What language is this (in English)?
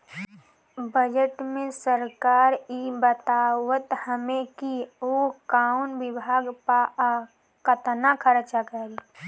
Bhojpuri